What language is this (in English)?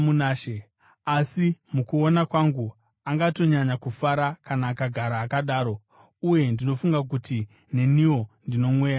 Shona